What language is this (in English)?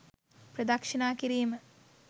Sinhala